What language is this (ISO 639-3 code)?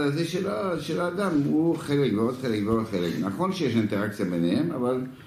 heb